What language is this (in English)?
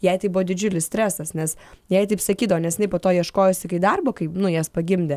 Lithuanian